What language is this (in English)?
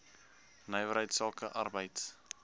Afrikaans